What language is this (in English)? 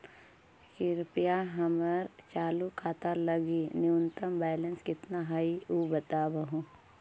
Magahi